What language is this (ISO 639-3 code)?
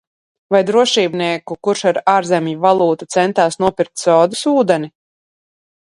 lav